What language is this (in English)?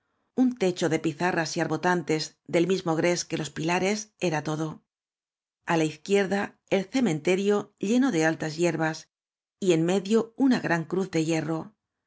Spanish